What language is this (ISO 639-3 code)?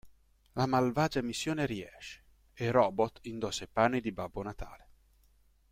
ita